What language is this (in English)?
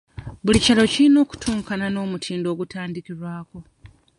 Ganda